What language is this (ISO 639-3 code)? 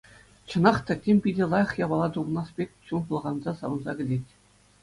chv